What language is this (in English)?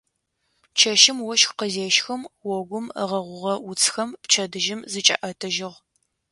Adyghe